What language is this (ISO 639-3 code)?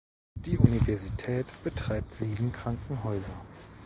deu